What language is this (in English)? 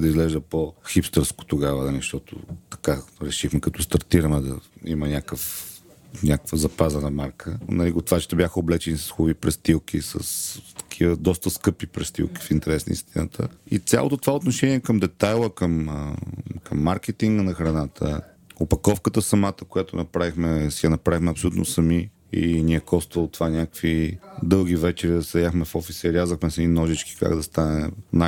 Bulgarian